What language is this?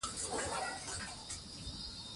Pashto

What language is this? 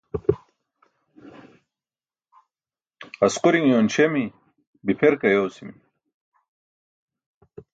Burushaski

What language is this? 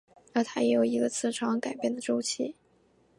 Chinese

